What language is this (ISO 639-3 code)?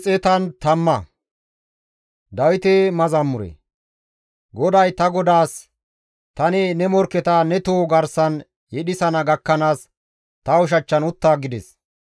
gmv